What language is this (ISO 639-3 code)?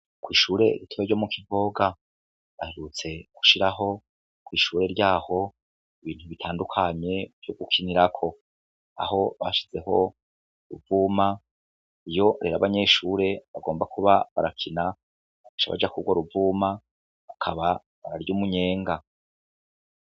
run